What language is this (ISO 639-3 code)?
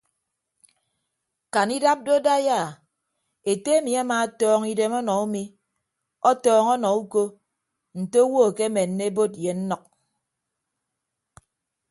ibb